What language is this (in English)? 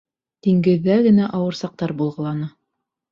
Bashkir